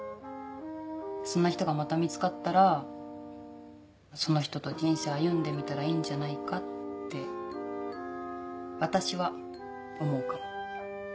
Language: Japanese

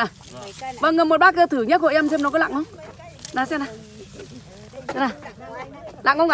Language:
Vietnamese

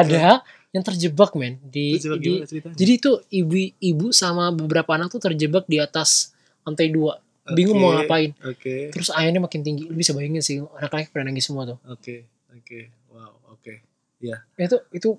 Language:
Indonesian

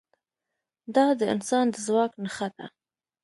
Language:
Pashto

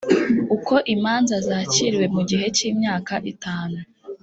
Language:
Kinyarwanda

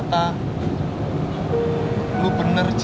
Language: Indonesian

